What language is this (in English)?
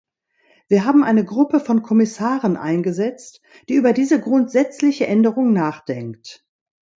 German